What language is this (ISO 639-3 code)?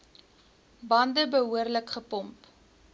afr